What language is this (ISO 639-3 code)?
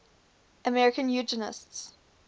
eng